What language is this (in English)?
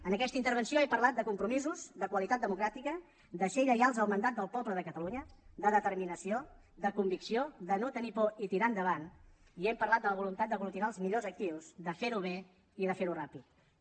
Catalan